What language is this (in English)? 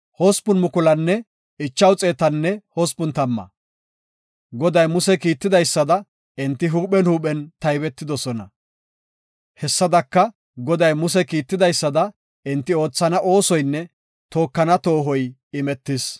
Gofa